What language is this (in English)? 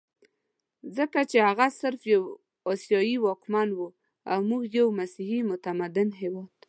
Pashto